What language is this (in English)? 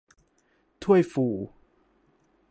Thai